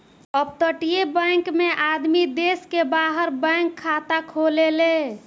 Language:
Bhojpuri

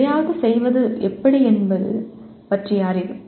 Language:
Tamil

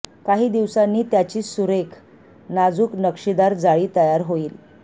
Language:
Marathi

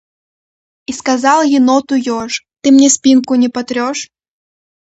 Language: Russian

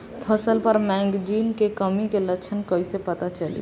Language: Bhojpuri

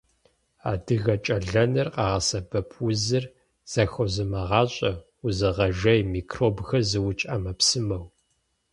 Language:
Kabardian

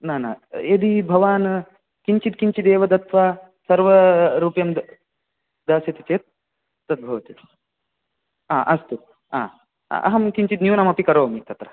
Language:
Sanskrit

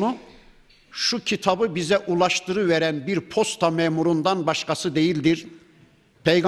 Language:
Turkish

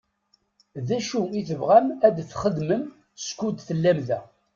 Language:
Kabyle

